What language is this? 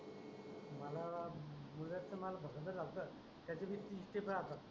Marathi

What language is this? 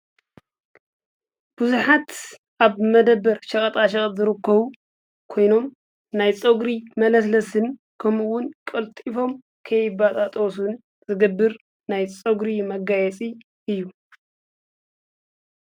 Tigrinya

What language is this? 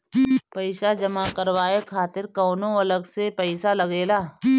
Bhojpuri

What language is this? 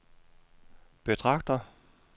Danish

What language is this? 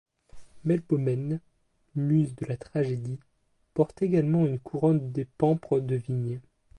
French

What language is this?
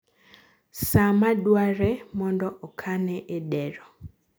Luo (Kenya and Tanzania)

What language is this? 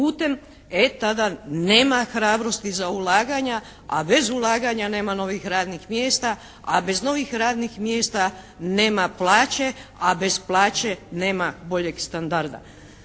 Croatian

